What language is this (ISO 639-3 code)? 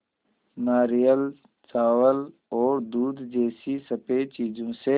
hin